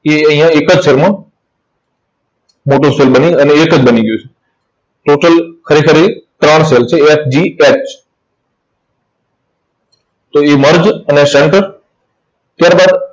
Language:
Gujarati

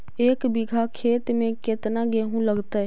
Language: Magahi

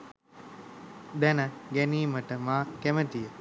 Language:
Sinhala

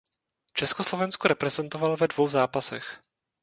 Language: Czech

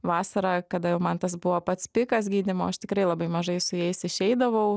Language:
Lithuanian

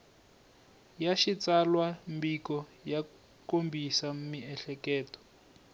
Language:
Tsonga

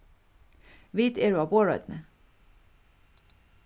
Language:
Faroese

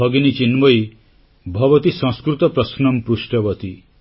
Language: Odia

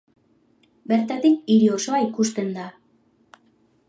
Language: Basque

